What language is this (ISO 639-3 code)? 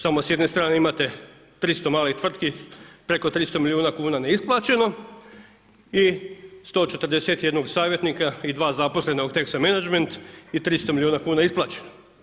hrv